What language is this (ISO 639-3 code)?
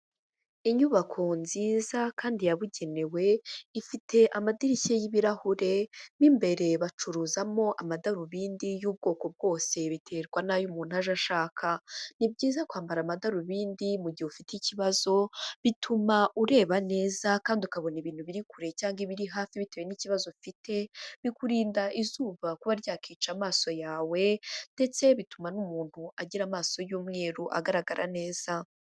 kin